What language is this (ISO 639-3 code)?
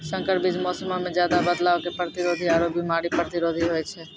mai